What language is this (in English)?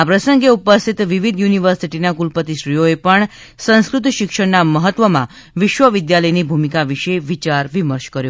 Gujarati